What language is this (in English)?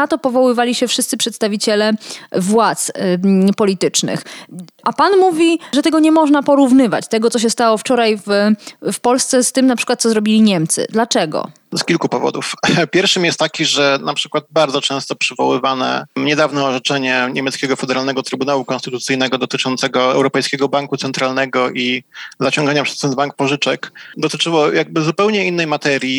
Polish